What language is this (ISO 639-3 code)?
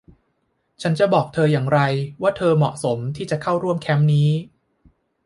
tha